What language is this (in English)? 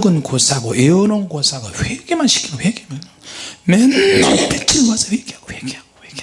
Korean